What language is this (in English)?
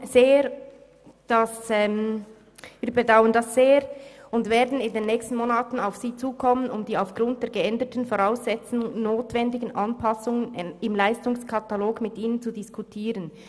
Swiss German